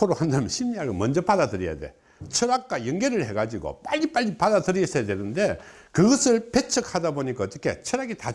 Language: Korean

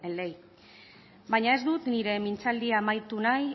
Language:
Basque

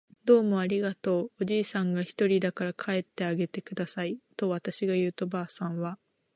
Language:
Japanese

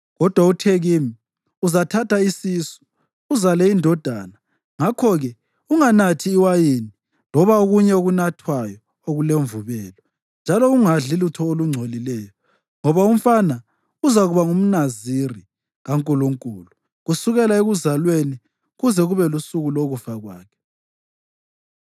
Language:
North Ndebele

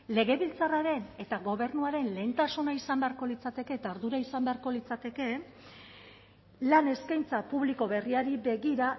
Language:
Basque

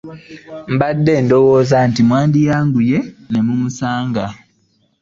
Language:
Ganda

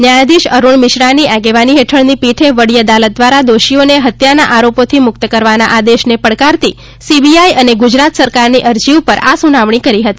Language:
Gujarati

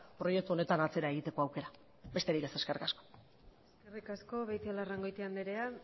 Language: Basque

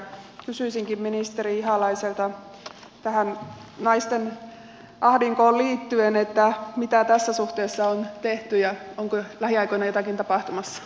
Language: Finnish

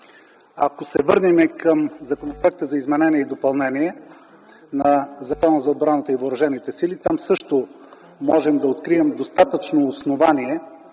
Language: Bulgarian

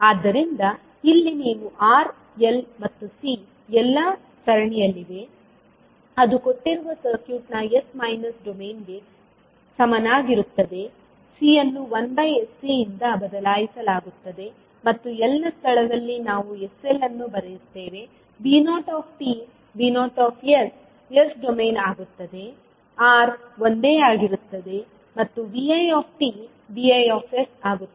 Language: Kannada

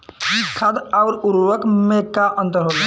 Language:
Bhojpuri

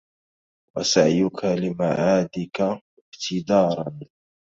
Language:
Arabic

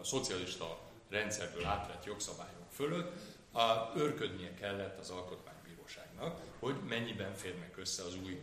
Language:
Hungarian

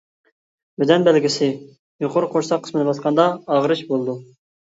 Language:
Uyghur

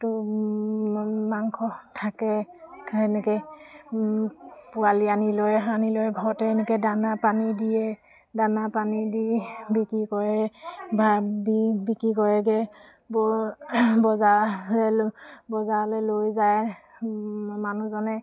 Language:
Assamese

